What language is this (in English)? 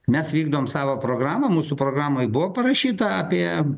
Lithuanian